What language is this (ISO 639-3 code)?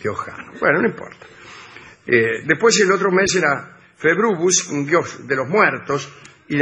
spa